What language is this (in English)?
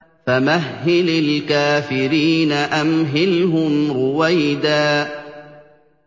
Arabic